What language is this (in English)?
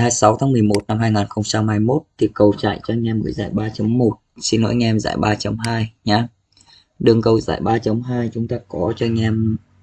Vietnamese